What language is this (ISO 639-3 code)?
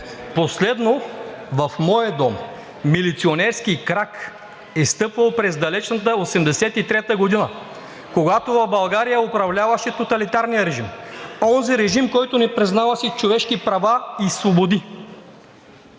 bul